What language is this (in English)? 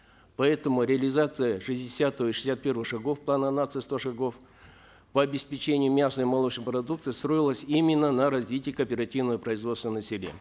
Kazakh